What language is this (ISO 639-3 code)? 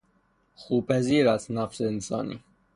fas